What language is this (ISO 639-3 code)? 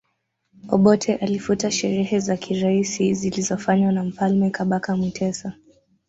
swa